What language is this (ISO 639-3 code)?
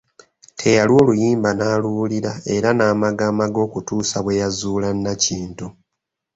lug